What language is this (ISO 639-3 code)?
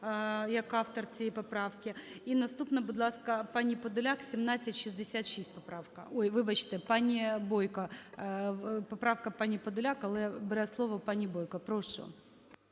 ukr